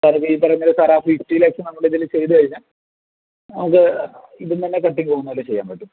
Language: Malayalam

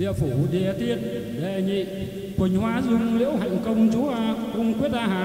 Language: Vietnamese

